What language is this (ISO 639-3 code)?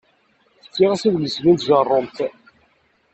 kab